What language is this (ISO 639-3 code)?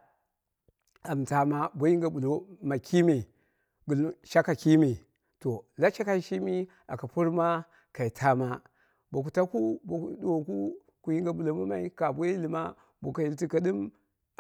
kna